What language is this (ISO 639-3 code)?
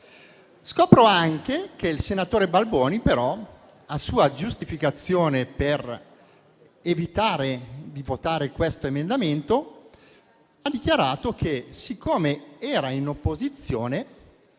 ita